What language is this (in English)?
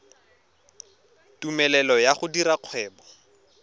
Tswana